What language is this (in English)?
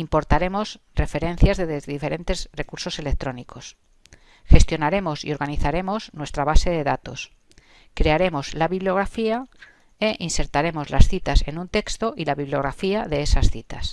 Spanish